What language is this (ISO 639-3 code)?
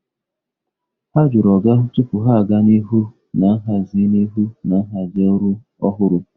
ibo